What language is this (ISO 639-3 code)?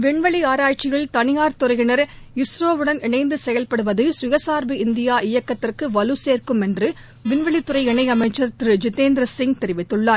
tam